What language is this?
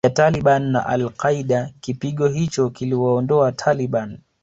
Swahili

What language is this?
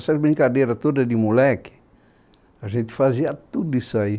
Portuguese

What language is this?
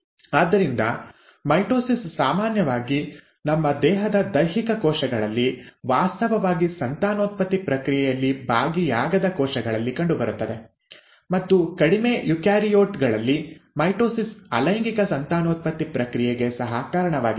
Kannada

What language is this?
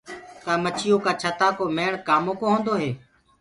Gurgula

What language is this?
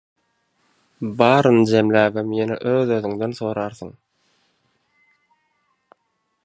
Turkmen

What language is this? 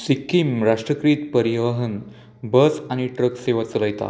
Konkani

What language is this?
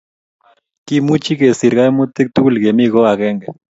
Kalenjin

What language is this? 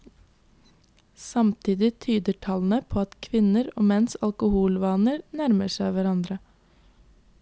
Norwegian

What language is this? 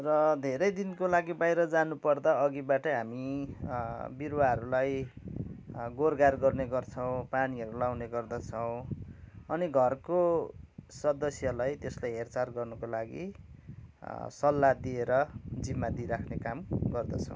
Nepali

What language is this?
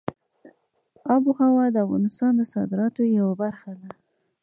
Pashto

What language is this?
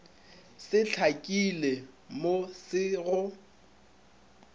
Northern Sotho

